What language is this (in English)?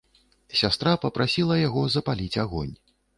Belarusian